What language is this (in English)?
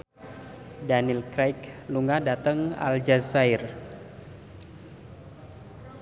Javanese